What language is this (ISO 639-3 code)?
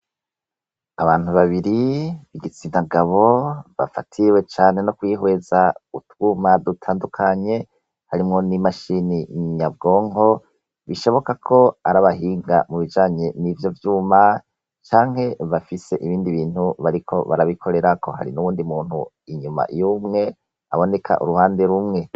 run